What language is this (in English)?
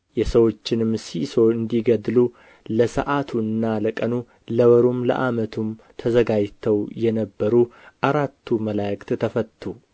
Amharic